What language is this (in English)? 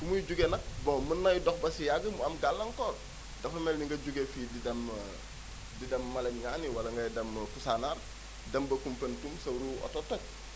Wolof